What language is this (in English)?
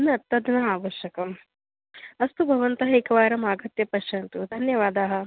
Sanskrit